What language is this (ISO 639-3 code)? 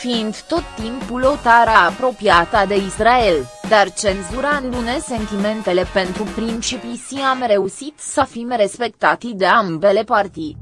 ron